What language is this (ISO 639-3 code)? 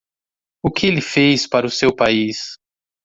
por